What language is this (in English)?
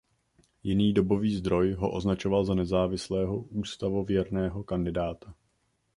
Czech